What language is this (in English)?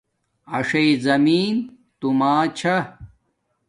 Domaaki